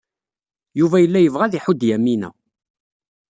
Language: Kabyle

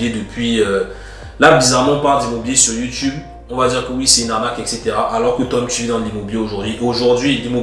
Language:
French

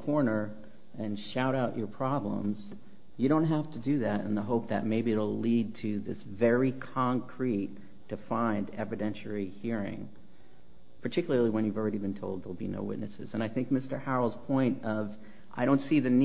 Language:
English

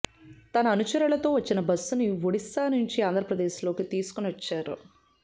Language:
Telugu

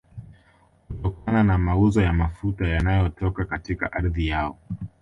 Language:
Swahili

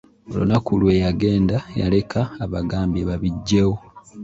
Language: Ganda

